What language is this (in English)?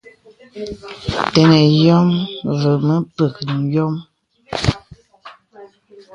Bebele